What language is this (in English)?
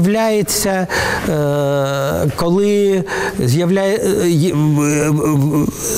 Ukrainian